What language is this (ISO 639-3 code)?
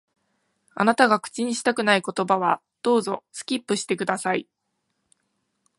jpn